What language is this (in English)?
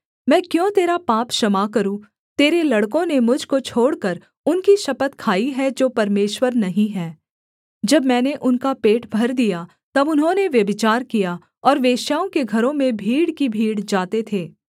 Hindi